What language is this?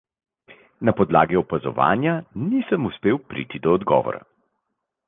Slovenian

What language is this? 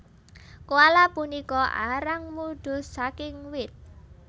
Javanese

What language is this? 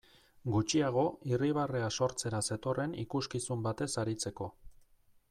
Basque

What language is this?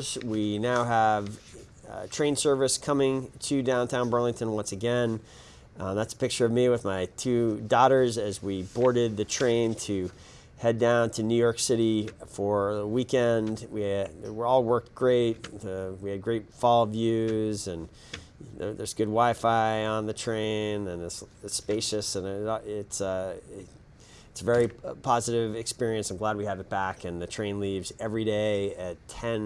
English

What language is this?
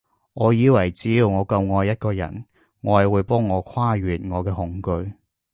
Cantonese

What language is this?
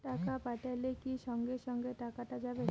Bangla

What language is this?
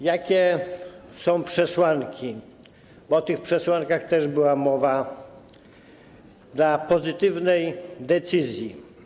Polish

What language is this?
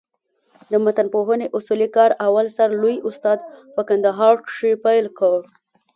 Pashto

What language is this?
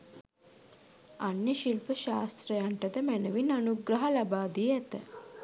Sinhala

